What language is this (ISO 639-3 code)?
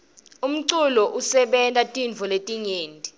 ssw